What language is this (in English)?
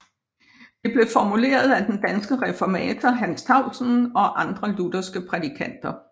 Danish